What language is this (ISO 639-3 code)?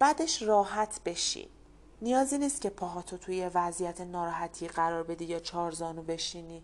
fas